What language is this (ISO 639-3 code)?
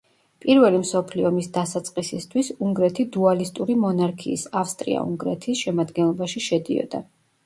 kat